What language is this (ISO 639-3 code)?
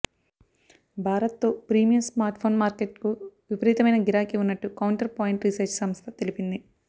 tel